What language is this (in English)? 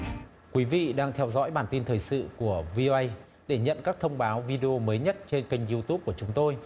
Vietnamese